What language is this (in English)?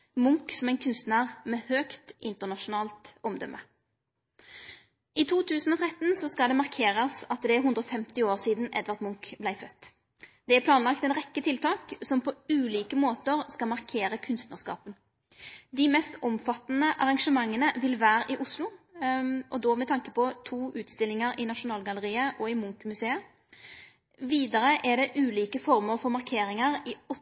Norwegian Nynorsk